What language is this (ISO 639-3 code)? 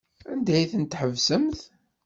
kab